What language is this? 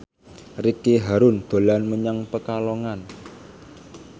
Javanese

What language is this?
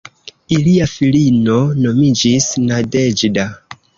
Esperanto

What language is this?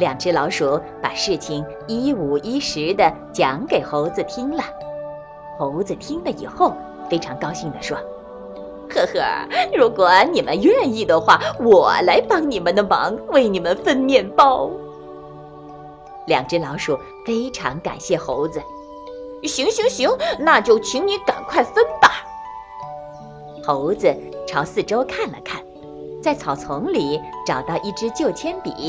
Chinese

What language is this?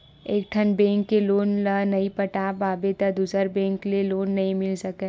Chhattisgarhi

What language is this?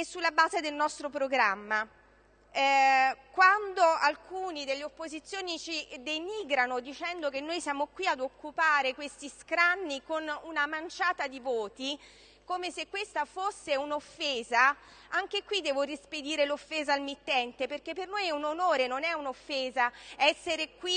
Italian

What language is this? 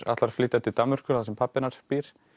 Icelandic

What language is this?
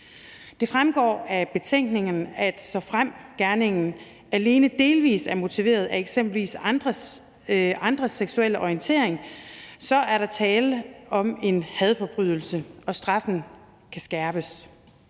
Danish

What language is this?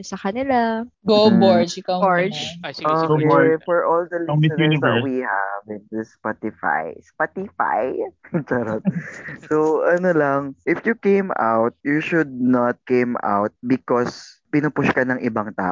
Filipino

